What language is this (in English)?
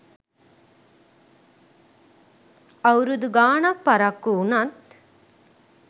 Sinhala